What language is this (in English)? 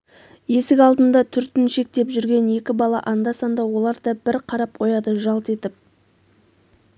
Kazakh